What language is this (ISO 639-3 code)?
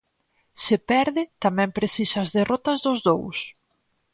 glg